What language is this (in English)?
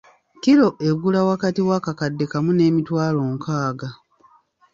Ganda